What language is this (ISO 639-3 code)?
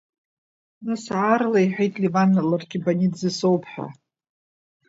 abk